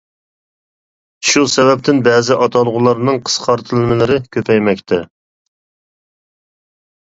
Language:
Uyghur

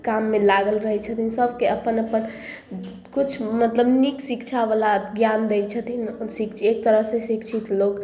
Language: Maithili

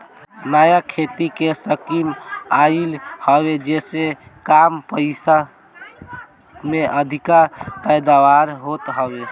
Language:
Bhojpuri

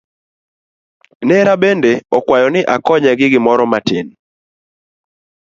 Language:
Luo (Kenya and Tanzania)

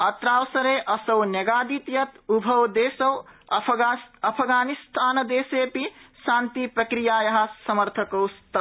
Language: Sanskrit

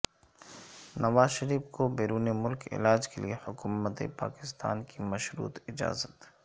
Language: Urdu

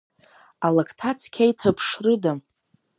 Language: Abkhazian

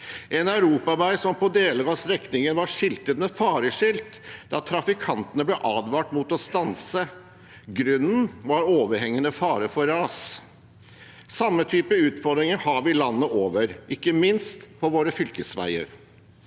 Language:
Norwegian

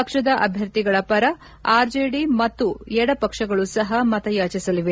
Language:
Kannada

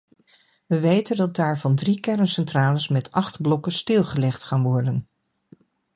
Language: Dutch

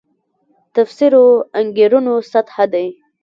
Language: Pashto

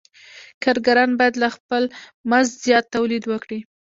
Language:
Pashto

